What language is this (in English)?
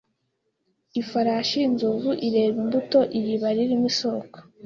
Kinyarwanda